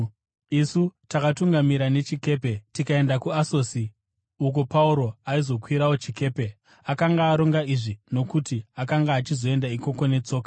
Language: Shona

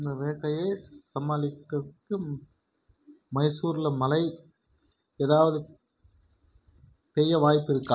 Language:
Tamil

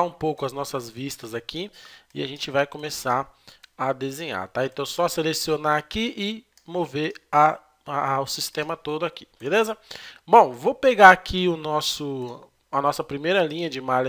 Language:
Portuguese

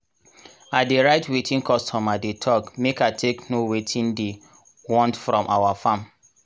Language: Nigerian Pidgin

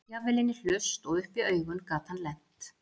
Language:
Icelandic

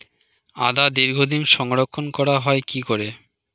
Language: Bangla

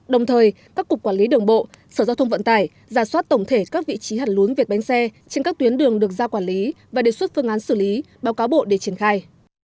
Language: Vietnamese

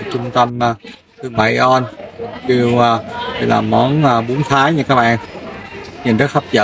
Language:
Vietnamese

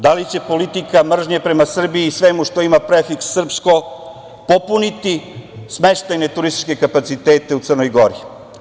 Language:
Serbian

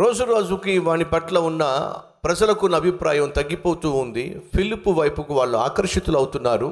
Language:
Telugu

